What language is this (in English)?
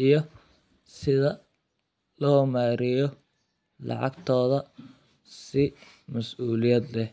Somali